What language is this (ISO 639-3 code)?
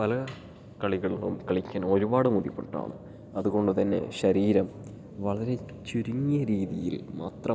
mal